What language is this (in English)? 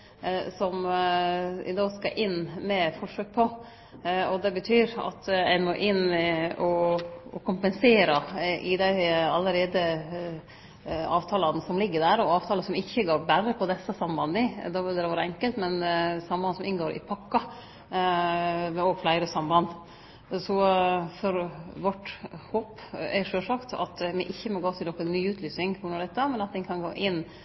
Norwegian Nynorsk